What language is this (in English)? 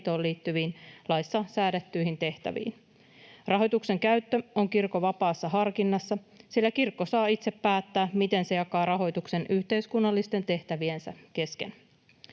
Finnish